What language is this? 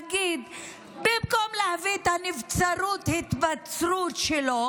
Hebrew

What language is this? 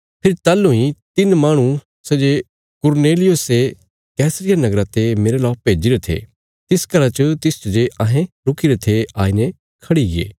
Bilaspuri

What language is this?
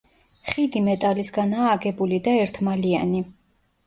Georgian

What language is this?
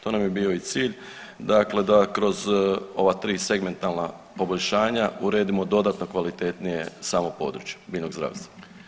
Croatian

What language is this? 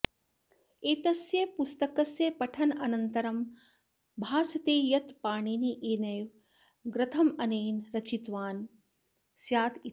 Sanskrit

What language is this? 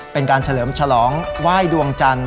Thai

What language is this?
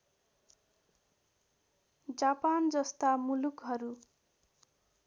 Nepali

